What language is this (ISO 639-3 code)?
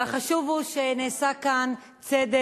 heb